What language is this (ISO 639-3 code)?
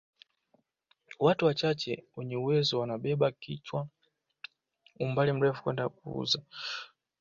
swa